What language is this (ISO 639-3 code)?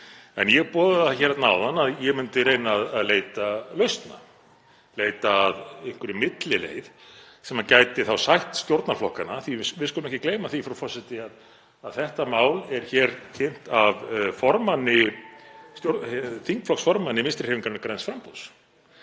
isl